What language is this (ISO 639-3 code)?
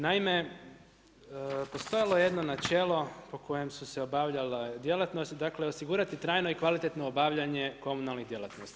hrv